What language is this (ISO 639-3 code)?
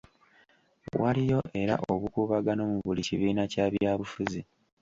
lug